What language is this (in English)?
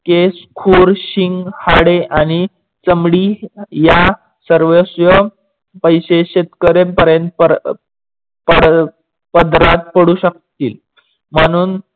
Marathi